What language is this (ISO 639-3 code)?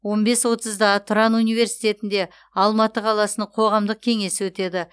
kaz